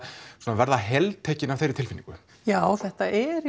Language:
Icelandic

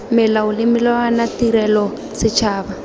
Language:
Tswana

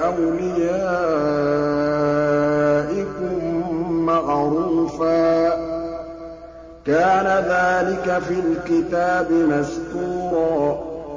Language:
Arabic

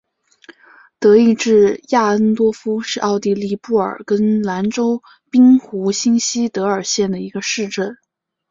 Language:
Chinese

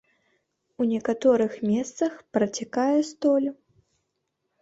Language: Belarusian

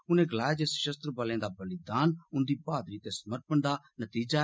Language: Dogri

